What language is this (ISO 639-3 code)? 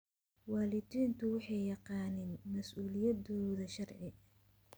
som